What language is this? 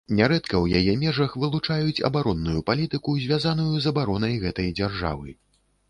Belarusian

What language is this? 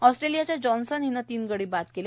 Marathi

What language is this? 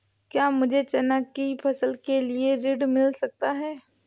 Hindi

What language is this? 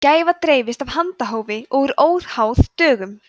Icelandic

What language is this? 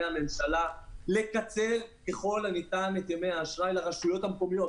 Hebrew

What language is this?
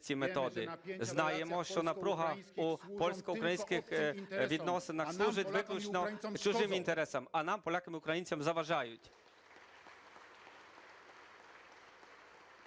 Ukrainian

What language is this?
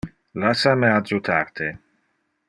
Interlingua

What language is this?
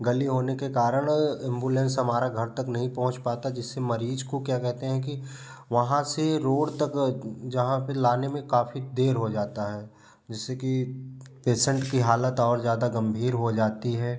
Hindi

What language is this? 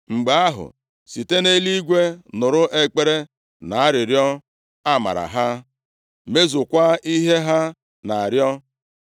Igbo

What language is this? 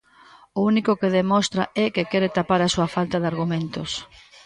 Galician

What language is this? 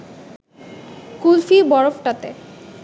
Bangla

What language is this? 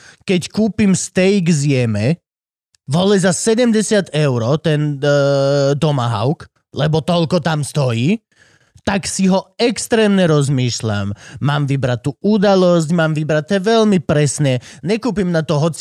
Slovak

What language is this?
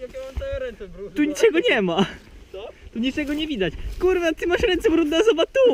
Polish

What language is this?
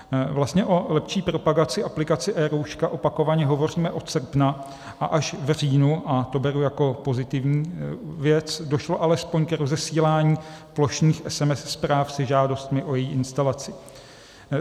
Czech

